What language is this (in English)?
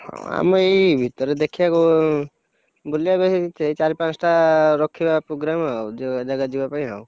Odia